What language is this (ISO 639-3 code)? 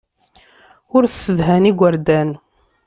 kab